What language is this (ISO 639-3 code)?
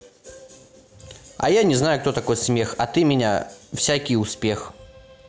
rus